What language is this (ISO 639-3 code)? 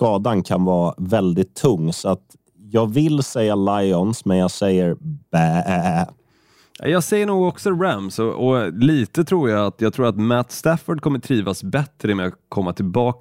swe